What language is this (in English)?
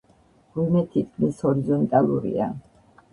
Georgian